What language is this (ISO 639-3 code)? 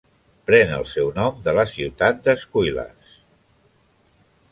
cat